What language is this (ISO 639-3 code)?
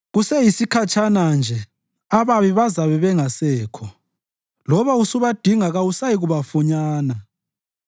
nde